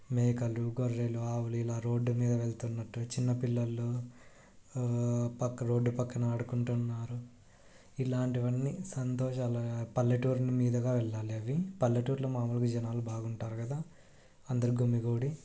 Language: Telugu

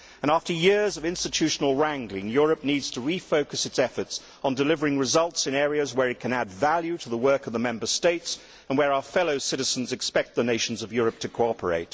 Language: English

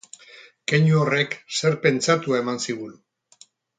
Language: Basque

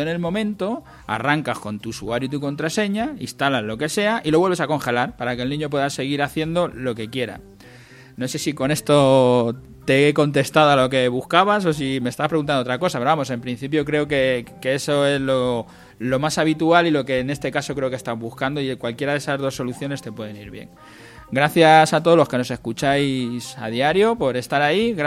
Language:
Spanish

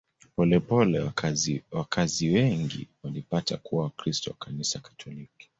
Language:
Swahili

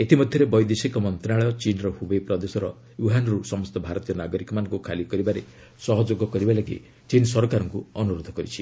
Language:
Odia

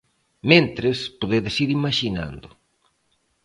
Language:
Galician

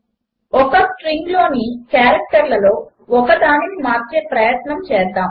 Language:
Telugu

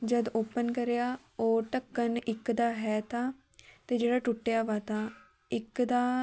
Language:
Punjabi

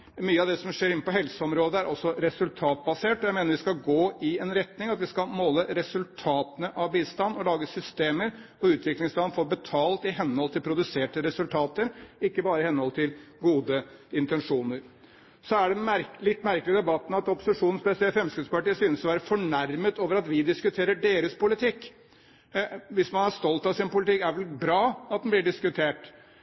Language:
Norwegian Bokmål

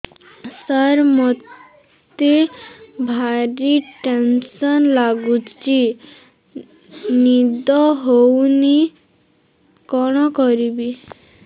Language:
Odia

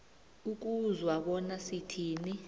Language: South Ndebele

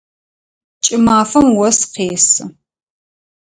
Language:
Adyghe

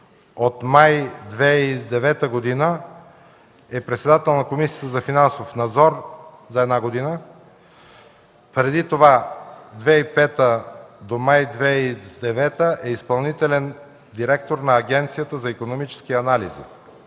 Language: Bulgarian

